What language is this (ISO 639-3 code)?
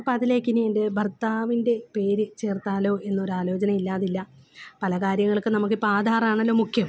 mal